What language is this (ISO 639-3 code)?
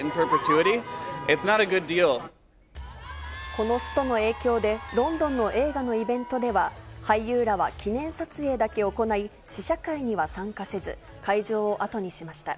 jpn